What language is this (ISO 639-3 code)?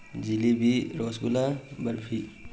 mni